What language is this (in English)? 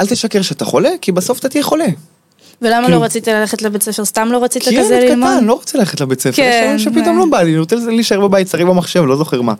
Hebrew